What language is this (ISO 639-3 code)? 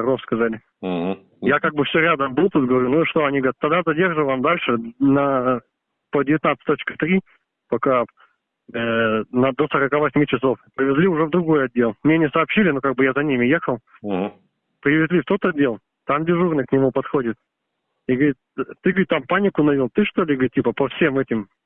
rus